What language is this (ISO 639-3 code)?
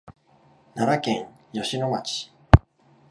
jpn